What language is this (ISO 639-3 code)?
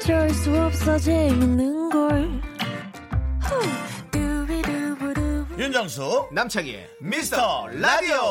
kor